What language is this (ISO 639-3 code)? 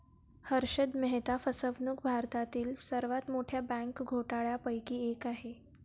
mar